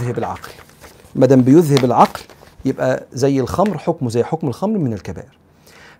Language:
Arabic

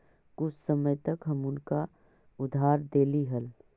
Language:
Magahi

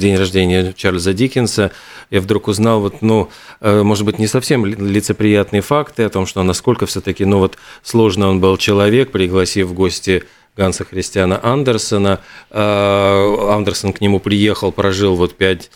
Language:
Russian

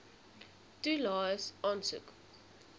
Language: Afrikaans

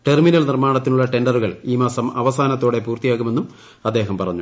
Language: Malayalam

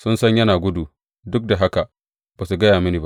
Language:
Hausa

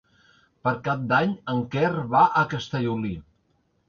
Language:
Catalan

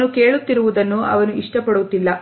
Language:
Kannada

